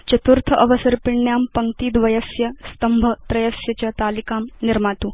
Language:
Sanskrit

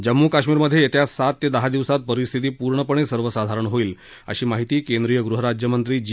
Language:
Marathi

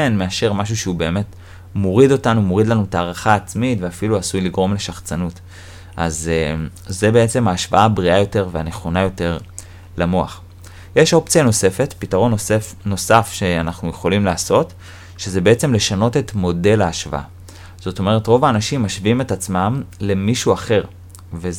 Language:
Hebrew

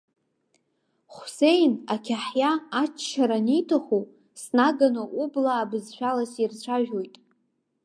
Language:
Abkhazian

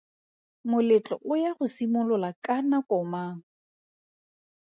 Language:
Tswana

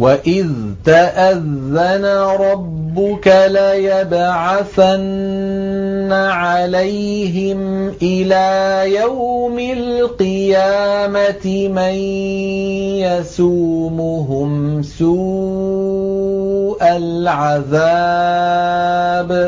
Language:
Arabic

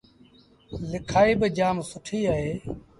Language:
Sindhi Bhil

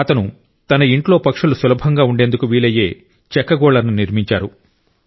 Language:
Telugu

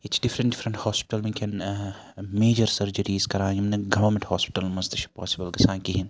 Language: Kashmiri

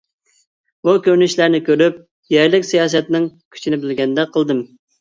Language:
Uyghur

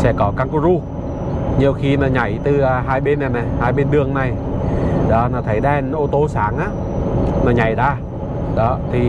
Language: Vietnamese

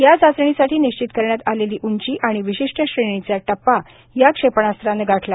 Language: Marathi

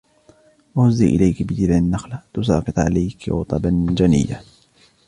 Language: Arabic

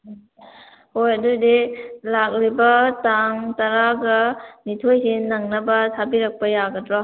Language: Manipuri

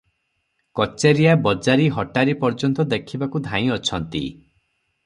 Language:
Odia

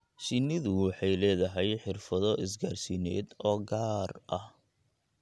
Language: Somali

